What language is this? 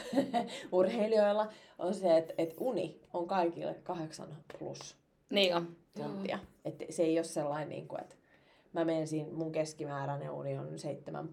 Finnish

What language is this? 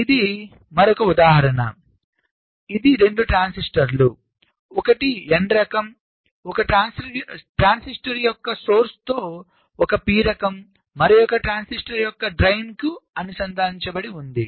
Telugu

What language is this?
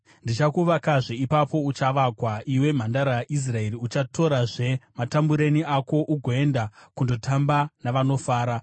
Shona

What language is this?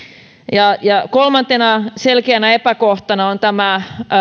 Finnish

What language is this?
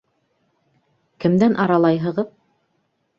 Bashkir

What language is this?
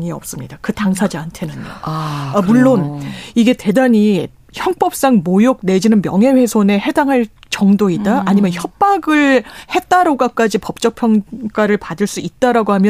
Korean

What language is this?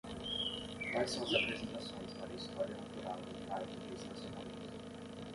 Portuguese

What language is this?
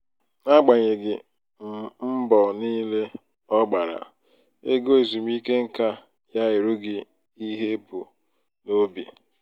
Igbo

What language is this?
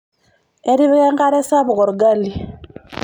Masai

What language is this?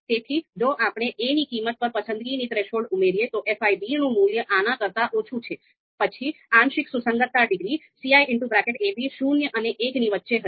Gujarati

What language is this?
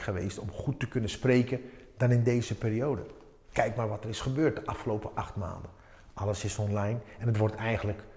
Dutch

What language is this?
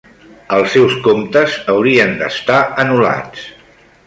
Catalan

